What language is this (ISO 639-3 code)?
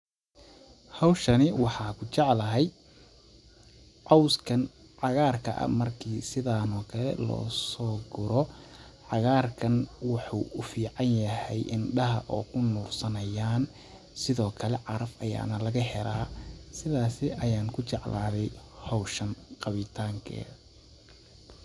som